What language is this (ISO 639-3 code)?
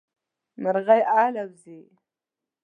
pus